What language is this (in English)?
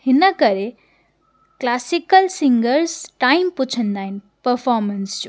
Sindhi